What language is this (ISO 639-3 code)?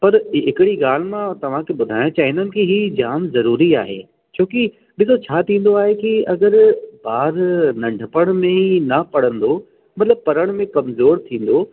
snd